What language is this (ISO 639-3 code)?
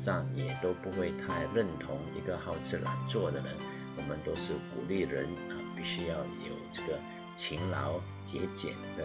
zho